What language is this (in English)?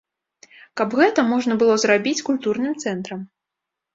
Belarusian